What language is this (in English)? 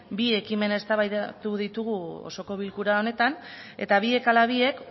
Basque